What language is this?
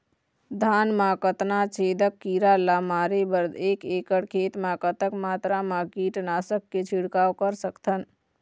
Chhattisgarhi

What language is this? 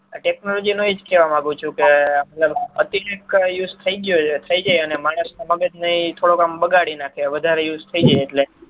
Gujarati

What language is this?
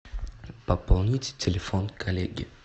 Russian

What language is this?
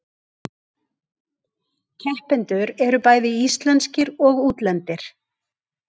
Icelandic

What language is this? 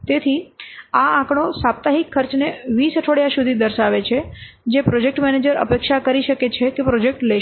Gujarati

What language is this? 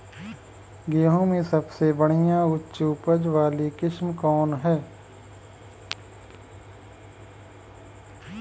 Bhojpuri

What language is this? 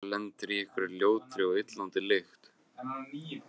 Icelandic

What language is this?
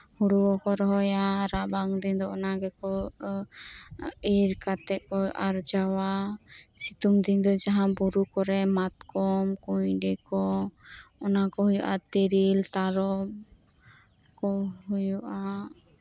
Santali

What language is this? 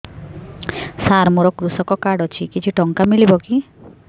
Odia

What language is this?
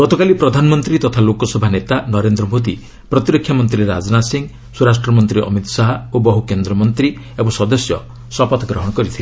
Odia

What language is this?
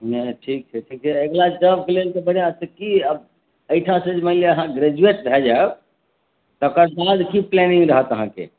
Maithili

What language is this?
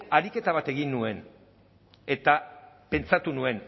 Basque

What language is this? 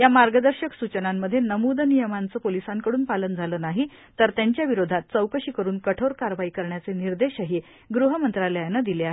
Marathi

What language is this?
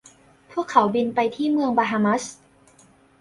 Thai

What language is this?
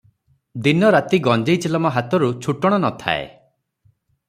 Odia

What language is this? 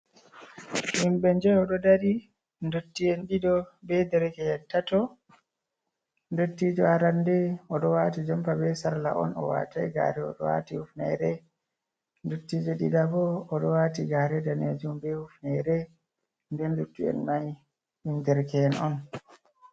Fula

